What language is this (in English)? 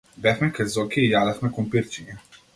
Macedonian